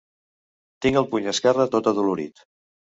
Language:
Catalan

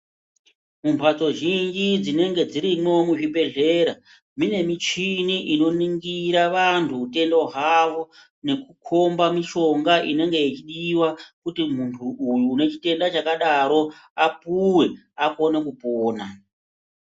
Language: Ndau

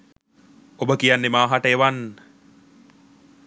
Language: Sinhala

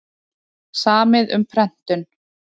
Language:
Icelandic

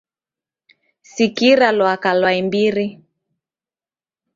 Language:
Taita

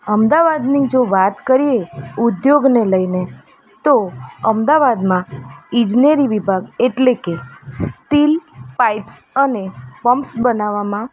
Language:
Gujarati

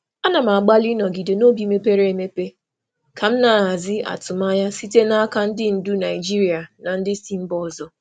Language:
Igbo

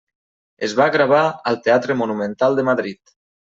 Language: Catalan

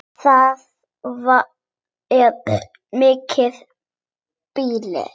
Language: Icelandic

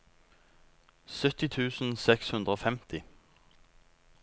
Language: Norwegian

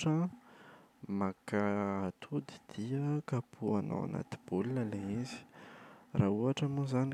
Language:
Malagasy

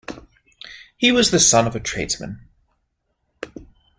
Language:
English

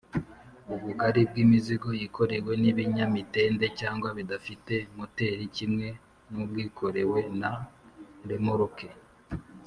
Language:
Kinyarwanda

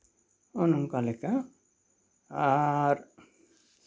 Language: Santali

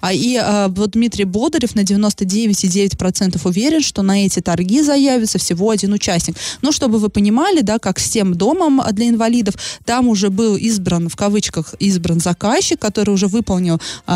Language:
Russian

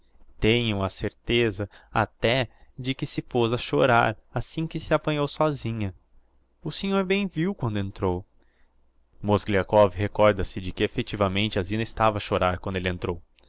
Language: Portuguese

